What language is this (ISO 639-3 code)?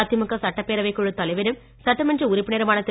tam